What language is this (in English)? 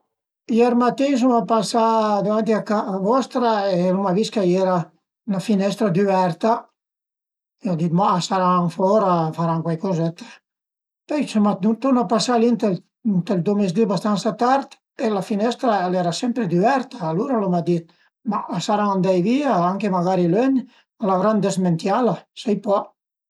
Piedmontese